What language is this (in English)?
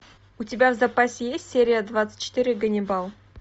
Russian